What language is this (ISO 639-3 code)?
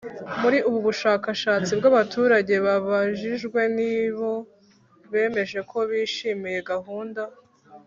kin